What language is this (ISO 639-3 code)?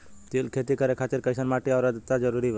bho